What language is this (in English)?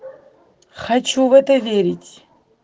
Russian